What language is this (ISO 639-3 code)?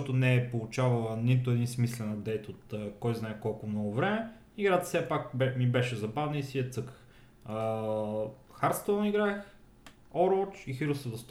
bul